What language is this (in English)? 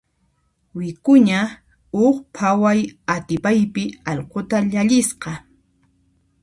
Puno Quechua